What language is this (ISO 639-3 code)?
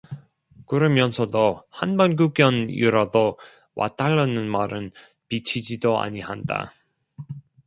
kor